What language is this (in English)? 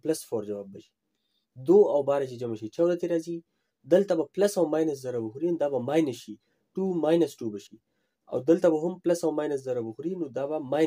Hindi